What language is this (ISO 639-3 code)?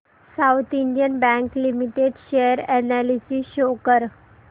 mar